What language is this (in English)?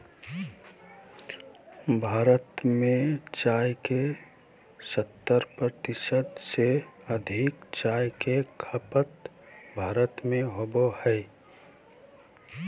Magahi